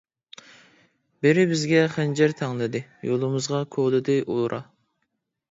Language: Uyghur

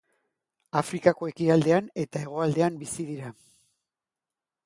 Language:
Basque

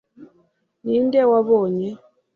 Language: Kinyarwanda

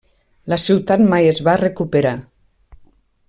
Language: Catalan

